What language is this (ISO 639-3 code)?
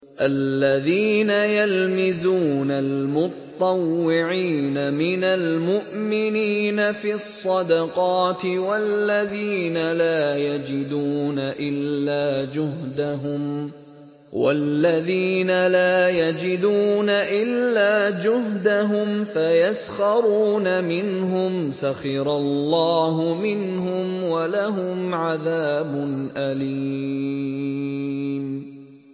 ara